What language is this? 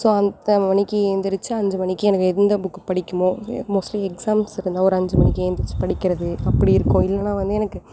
Tamil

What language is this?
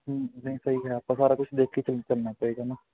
Punjabi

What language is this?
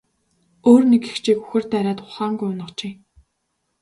Mongolian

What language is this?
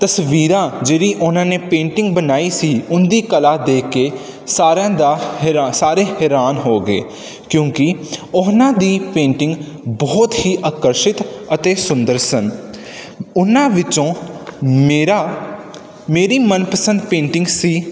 Punjabi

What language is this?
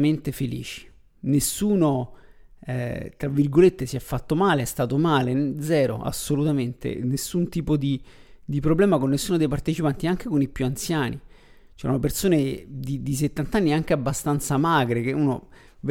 Italian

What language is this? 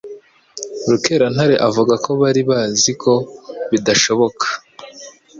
Kinyarwanda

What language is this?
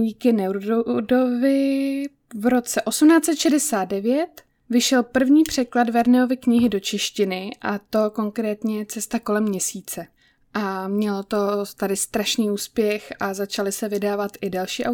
Czech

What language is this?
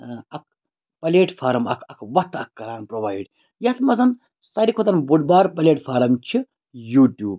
Kashmiri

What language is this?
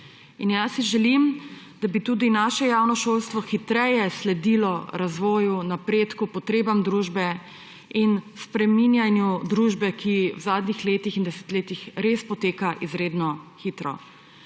Slovenian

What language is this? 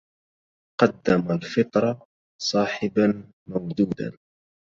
Arabic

